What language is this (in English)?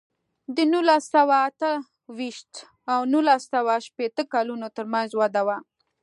Pashto